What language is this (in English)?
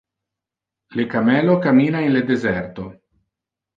Interlingua